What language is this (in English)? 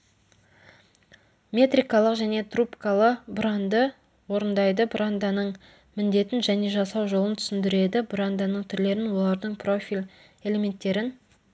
Kazakh